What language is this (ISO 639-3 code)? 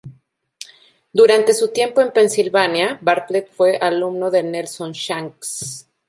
spa